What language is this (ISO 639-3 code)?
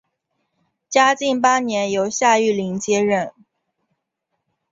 zho